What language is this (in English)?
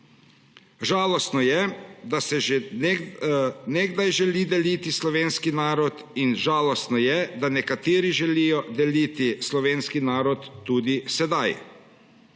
Slovenian